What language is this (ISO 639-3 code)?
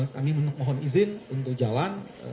ind